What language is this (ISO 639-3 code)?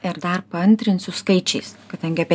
lit